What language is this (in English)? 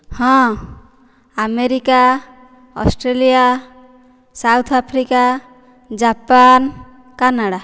Odia